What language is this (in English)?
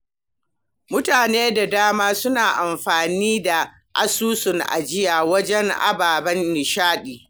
Hausa